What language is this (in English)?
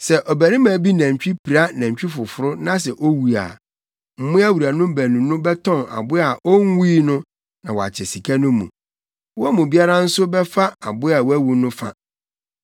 Akan